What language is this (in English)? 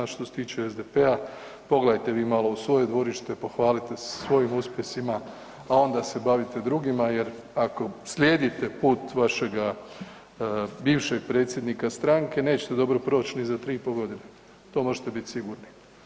Croatian